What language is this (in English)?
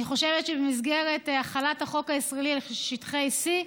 Hebrew